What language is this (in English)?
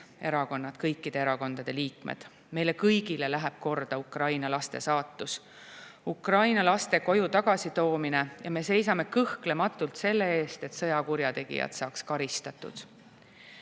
Estonian